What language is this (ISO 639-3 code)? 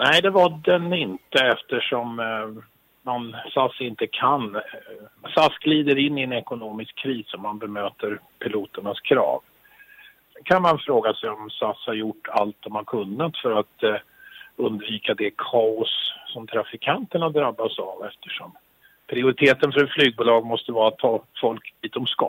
swe